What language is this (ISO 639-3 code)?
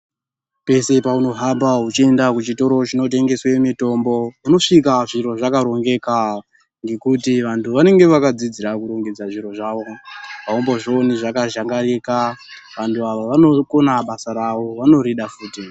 ndc